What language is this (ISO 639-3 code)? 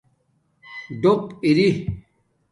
dmk